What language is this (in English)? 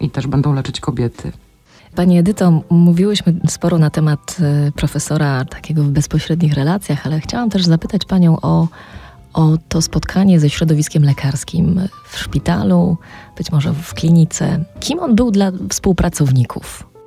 Polish